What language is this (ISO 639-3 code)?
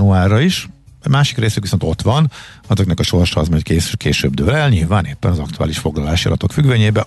hun